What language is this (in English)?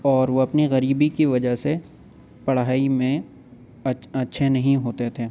Urdu